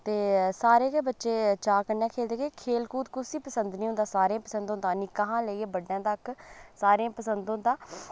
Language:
Dogri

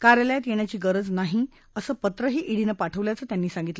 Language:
Marathi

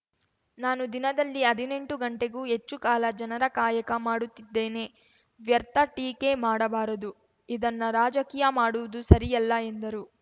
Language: Kannada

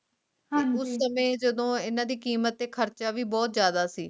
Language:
Punjabi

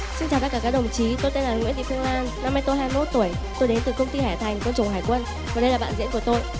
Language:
Vietnamese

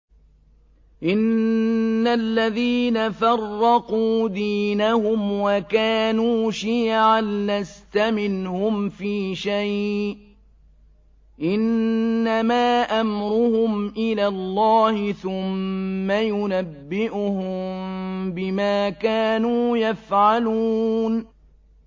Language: Arabic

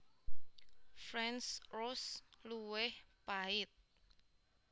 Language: Javanese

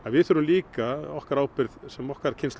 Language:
Icelandic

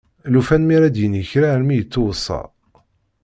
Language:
Kabyle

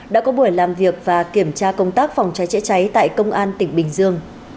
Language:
Vietnamese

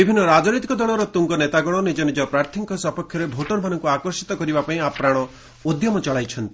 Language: Odia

